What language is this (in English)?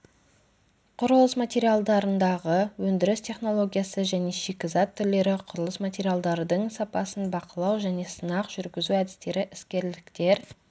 Kazakh